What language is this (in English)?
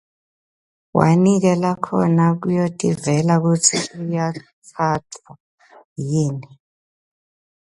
Swati